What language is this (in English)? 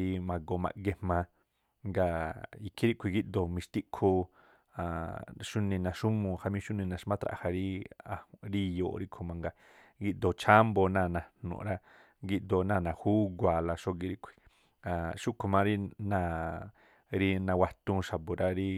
Tlacoapa Me'phaa